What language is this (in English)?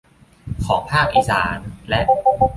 Thai